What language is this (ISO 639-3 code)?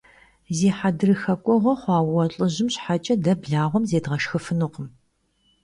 kbd